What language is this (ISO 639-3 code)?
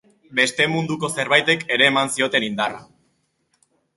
eus